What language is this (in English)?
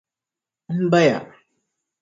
Dagbani